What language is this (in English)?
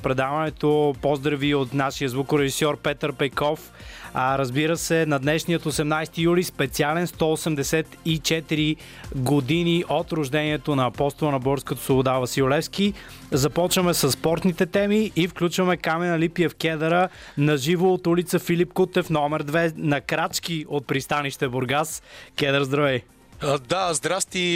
Bulgarian